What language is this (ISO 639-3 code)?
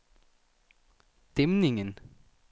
dan